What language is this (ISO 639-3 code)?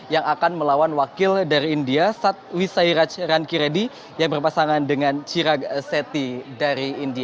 ind